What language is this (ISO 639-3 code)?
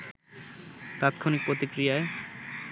ben